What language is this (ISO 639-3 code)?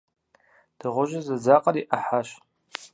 kbd